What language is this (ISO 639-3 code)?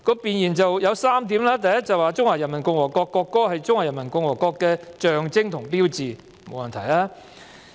yue